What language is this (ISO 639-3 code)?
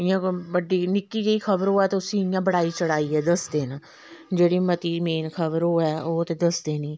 doi